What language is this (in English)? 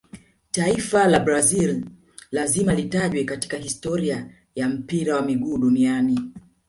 Swahili